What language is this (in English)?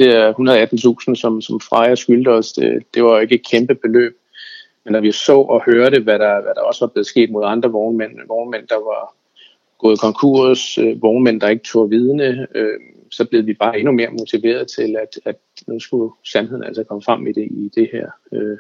Danish